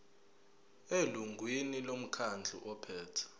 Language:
Zulu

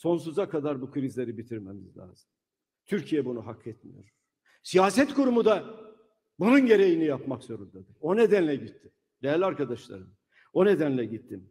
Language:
Turkish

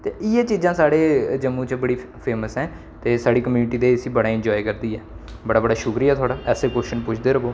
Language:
Dogri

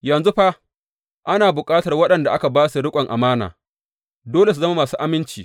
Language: Hausa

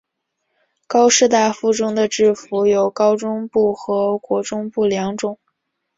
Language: Chinese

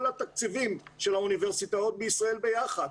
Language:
Hebrew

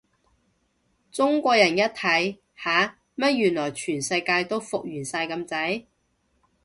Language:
Cantonese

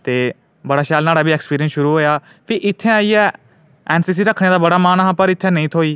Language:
Dogri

